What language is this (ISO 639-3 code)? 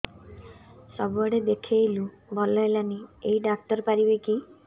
ori